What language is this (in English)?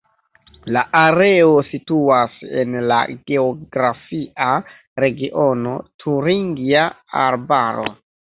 Esperanto